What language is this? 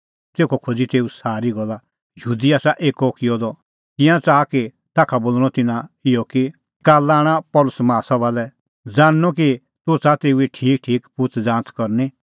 Kullu Pahari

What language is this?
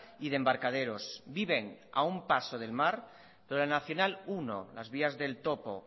Spanish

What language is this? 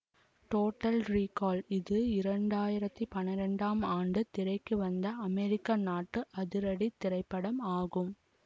Tamil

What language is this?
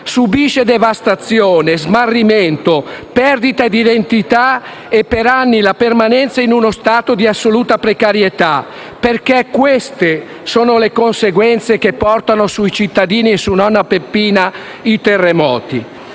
Italian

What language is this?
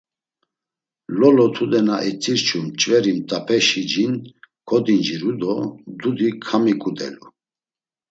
Laz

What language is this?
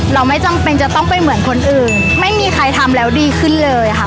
Thai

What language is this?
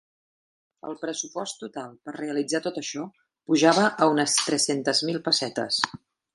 Catalan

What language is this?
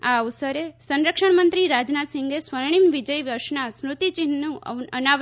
Gujarati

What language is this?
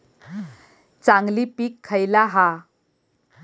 Marathi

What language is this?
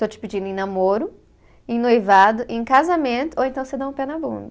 Portuguese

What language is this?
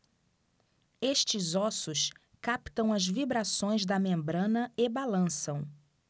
Portuguese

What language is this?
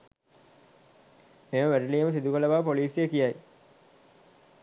Sinhala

